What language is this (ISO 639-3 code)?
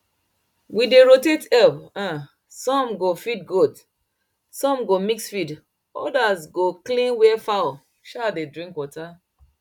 pcm